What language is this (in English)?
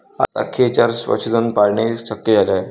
Marathi